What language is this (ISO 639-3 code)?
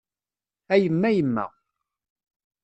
kab